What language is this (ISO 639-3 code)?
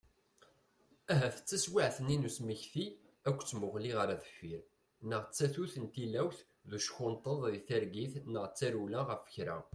kab